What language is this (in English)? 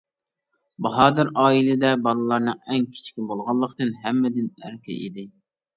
Uyghur